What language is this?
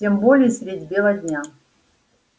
Russian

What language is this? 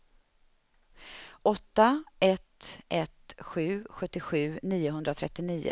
Swedish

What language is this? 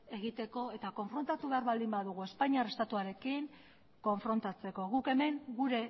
Basque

